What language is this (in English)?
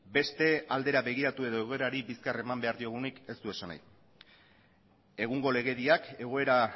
Basque